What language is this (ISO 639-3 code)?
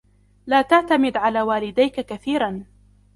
ara